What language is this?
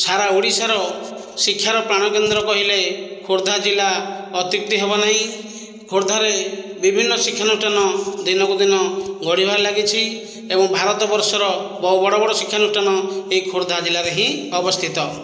Odia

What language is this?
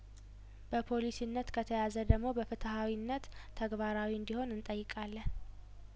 Amharic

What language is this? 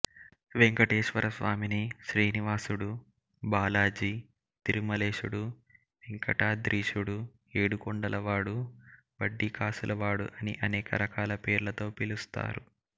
Telugu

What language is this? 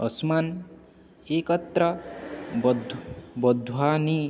Sanskrit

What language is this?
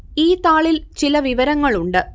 Malayalam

